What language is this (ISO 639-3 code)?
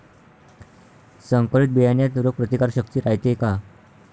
mar